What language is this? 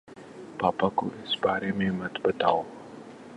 Urdu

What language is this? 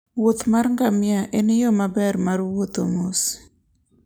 Luo (Kenya and Tanzania)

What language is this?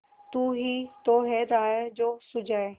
Hindi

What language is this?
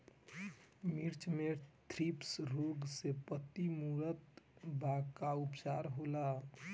Bhojpuri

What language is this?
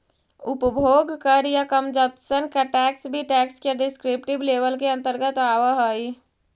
Magahi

